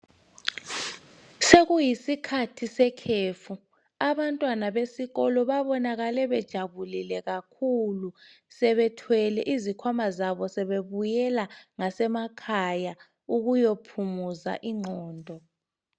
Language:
North Ndebele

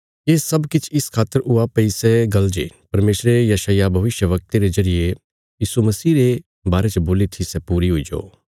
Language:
Bilaspuri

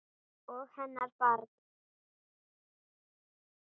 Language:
Icelandic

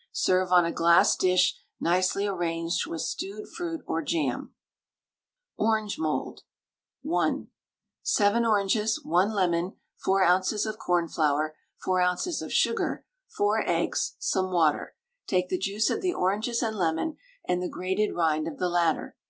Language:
English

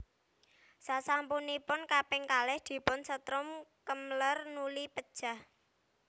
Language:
Javanese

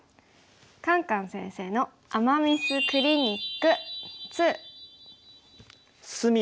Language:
Japanese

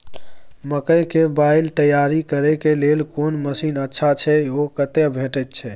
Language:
Maithili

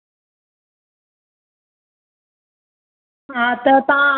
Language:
Sindhi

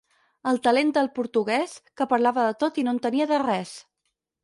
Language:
Catalan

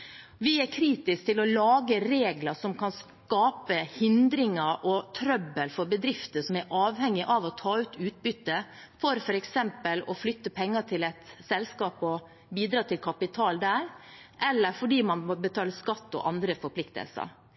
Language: Norwegian Bokmål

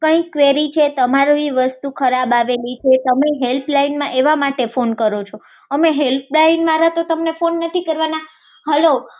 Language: Gujarati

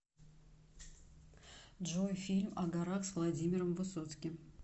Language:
Russian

